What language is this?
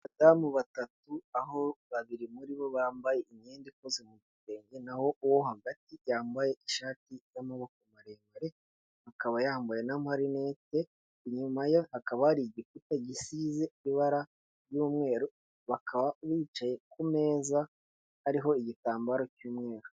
Kinyarwanda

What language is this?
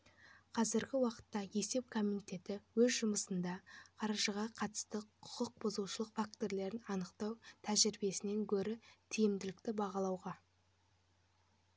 Kazakh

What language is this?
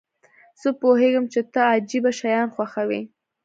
Pashto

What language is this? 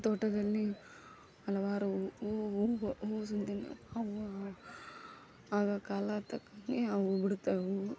Kannada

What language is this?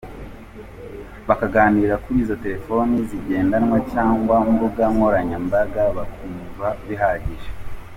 Kinyarwanda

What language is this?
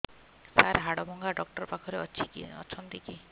Odia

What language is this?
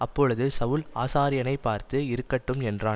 Tamil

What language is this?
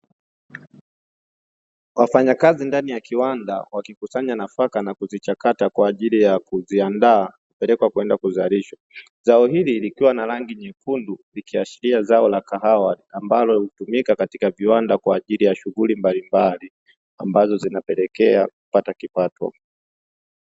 Swahili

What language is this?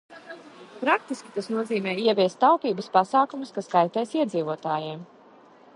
Latvian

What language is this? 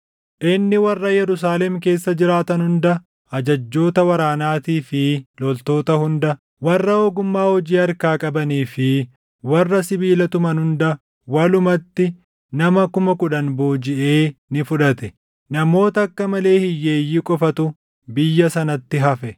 Oromo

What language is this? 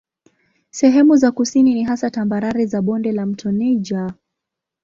Swahili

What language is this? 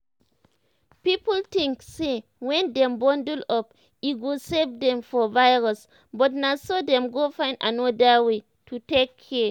Nigerian Pidgin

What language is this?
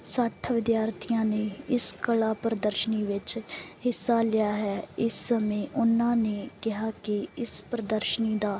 Punjabi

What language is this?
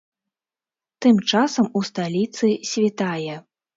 Belarusian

